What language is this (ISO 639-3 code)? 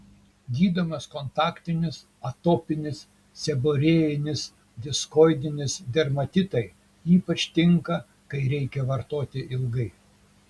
lit